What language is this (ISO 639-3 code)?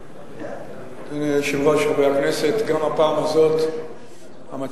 heb